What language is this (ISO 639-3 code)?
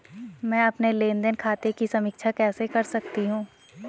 hin